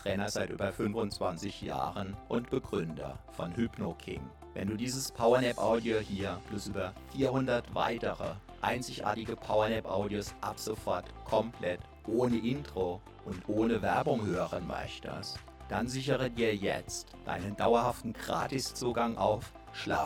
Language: German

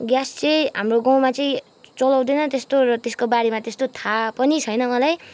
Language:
Nepali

